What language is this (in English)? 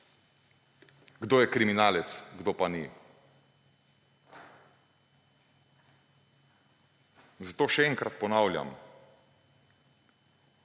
Slovenian